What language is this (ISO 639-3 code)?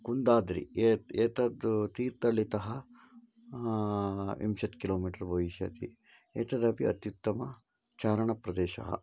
san